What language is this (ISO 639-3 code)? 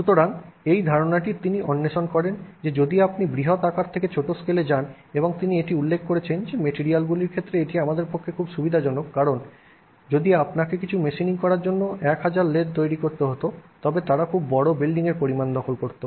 ben